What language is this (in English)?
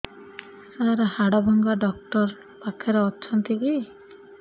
Odia